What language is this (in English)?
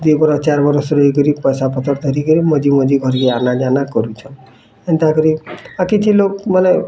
Odia